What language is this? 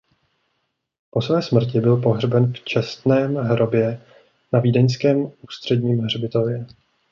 Czech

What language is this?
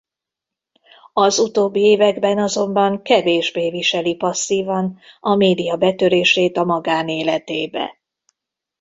Hungarian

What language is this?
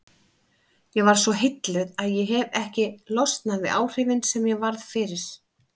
Icelandic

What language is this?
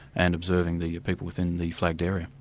English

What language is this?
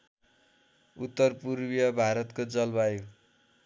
Nepali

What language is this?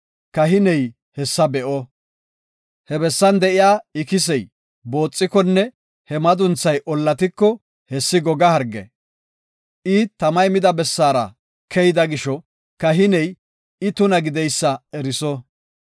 Gofa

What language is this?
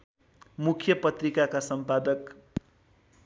Nepali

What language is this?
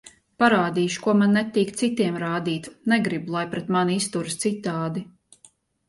Latvian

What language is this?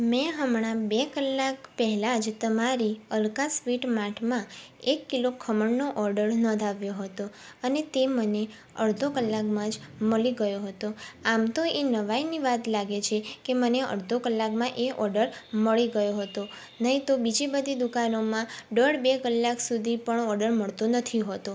Gujarati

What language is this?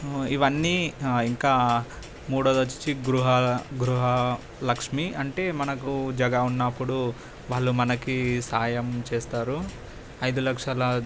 Telugu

